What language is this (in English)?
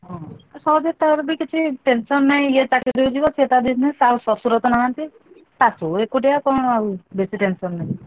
Odia